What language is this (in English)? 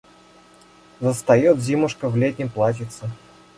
Russian